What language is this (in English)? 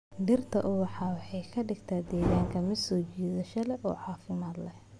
Somali